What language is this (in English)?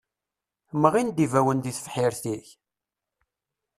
Kabyle